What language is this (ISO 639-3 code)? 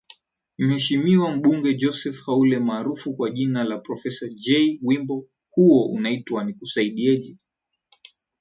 swa